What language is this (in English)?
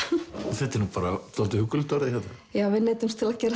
Icelandic